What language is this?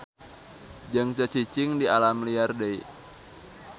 Sundanese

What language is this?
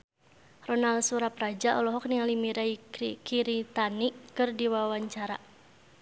Sundanese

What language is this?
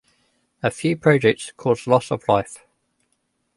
English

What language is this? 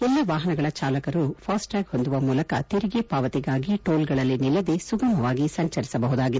Kannada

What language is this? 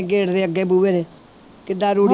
Punjabi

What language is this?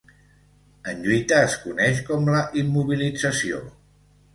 Catalan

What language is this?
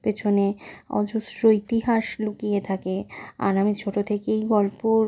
Bangla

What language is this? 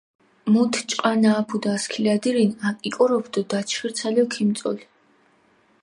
Mingrelian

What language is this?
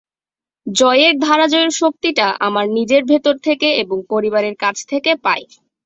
Bangla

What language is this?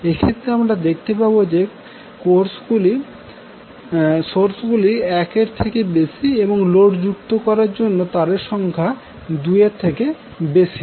Bangla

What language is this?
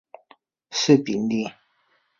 Chinese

